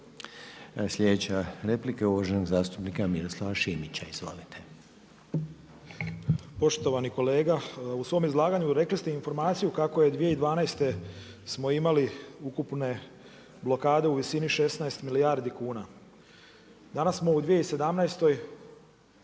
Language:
Croatian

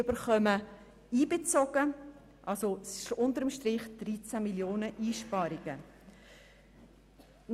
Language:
Swiss German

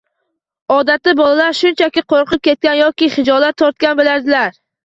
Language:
Uzbek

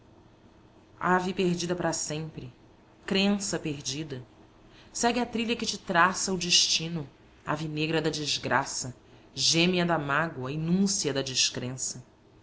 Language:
Portuguese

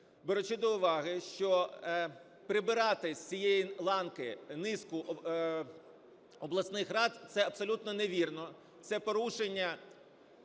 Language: Ukrainian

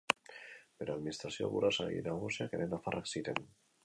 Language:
Basque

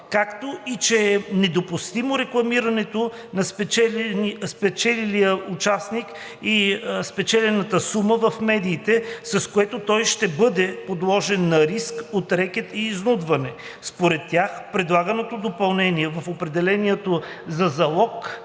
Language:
Bulgarian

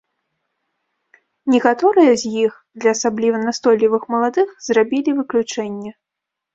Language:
Belarusian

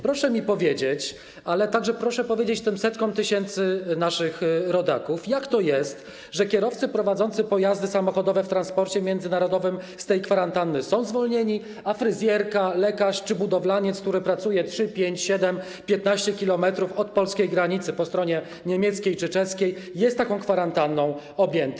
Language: Polish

